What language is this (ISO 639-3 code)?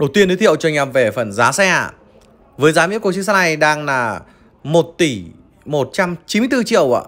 vie